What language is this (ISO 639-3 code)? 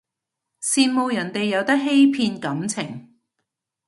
yue